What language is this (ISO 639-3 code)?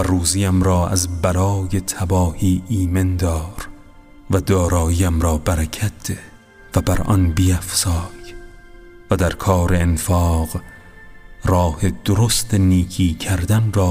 fas